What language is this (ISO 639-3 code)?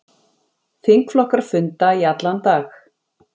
isl